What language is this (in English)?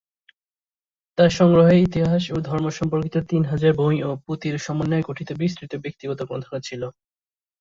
Bangla